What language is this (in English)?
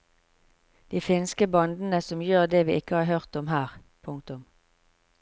Norwegian